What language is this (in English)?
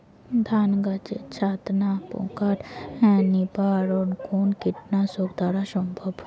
Bangla